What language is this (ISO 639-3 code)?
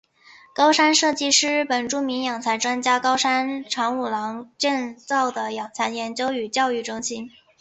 zho